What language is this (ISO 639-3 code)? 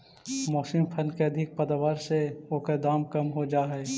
mag